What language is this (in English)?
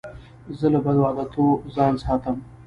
Pashto